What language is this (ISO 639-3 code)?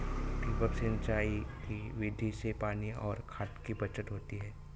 mar